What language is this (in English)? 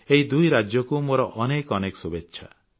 Odia